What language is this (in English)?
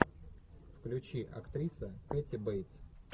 Russian